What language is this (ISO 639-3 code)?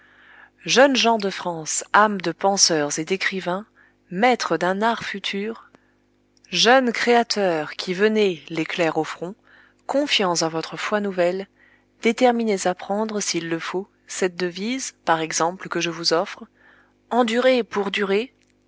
fra